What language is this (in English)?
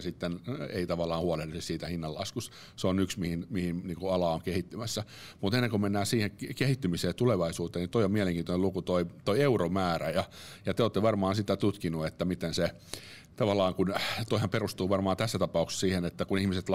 Finnish